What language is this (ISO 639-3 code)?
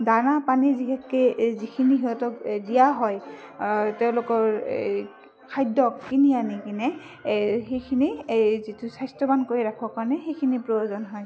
asm